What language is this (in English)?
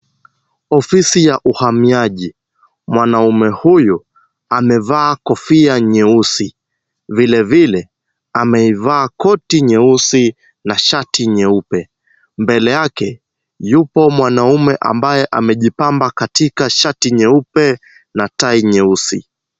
Swahili